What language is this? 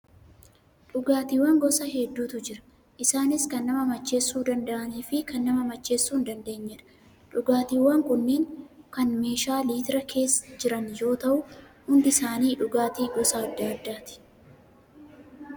Oromo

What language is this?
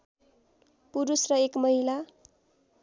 Nepali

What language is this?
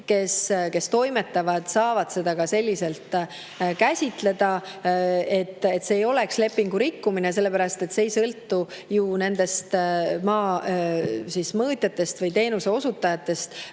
Estonian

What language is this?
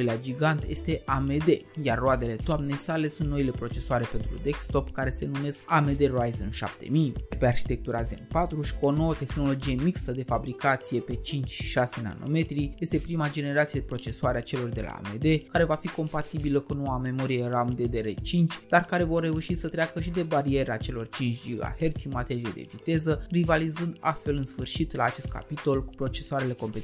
Romanian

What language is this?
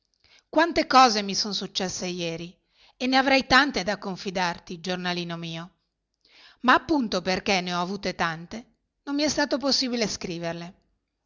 Italian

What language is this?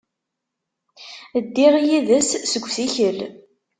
Kabyle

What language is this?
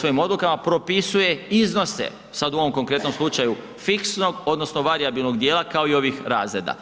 Croatian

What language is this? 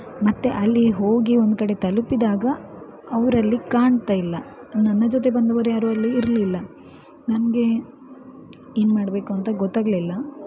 Kannada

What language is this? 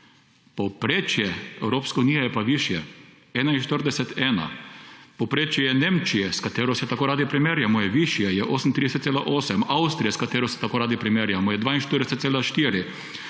Slovenian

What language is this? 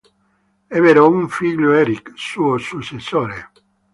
Italian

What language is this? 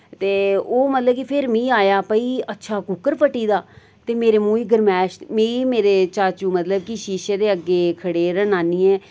Dogri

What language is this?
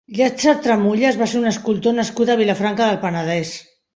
Catalan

